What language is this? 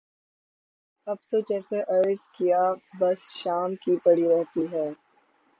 Urdu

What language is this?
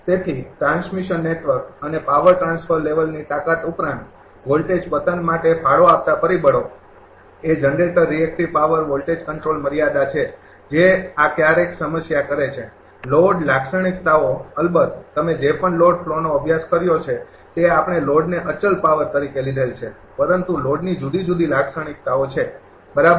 Gujarati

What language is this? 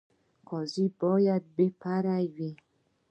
Pashto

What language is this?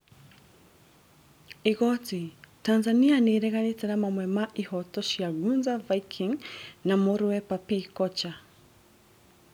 Kikuyu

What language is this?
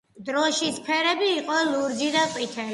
Georgian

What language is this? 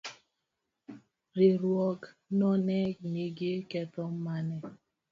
Luo (Kenya and Tanzania)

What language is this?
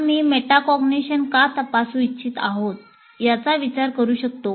Marathi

